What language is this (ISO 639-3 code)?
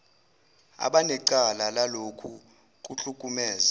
zul